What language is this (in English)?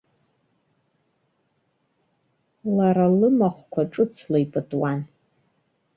Abkhazian